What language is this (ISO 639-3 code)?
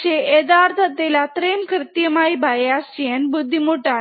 mal